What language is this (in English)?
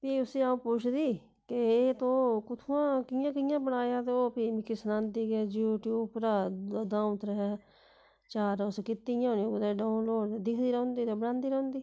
Dogri